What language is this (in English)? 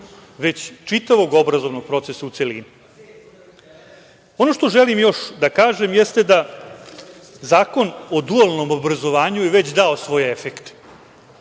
Serbian